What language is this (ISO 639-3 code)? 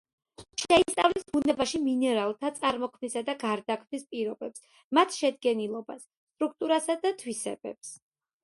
kat